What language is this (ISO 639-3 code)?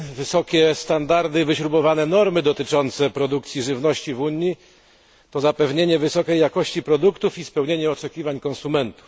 pol